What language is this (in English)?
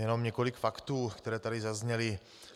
Czech